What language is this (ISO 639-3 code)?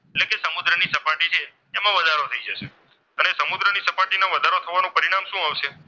guj